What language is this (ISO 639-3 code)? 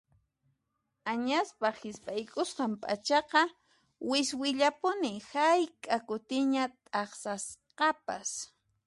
qxp